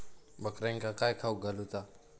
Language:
Marathi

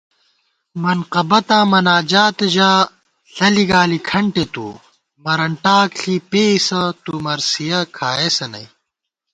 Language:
Gawar-Bati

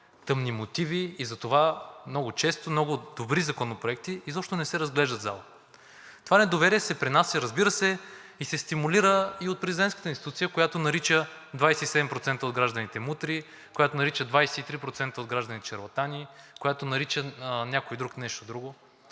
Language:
Bulgarian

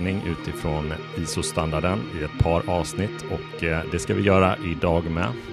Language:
Swedish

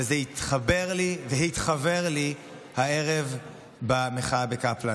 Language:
Hebrew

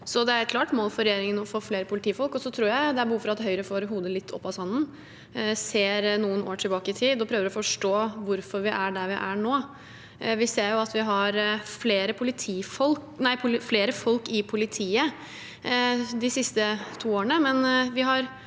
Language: Norwegian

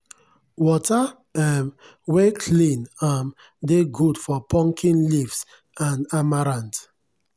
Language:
Nigerian Pidgin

